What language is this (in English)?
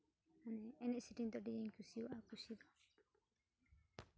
Santali